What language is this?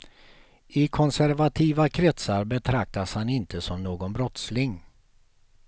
Swedish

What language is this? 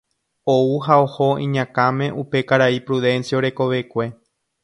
Guarani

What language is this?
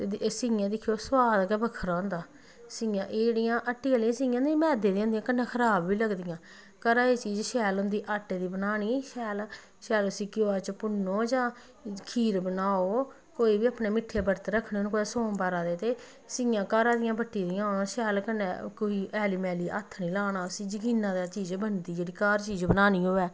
Dogri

